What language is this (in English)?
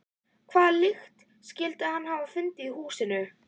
Icelandic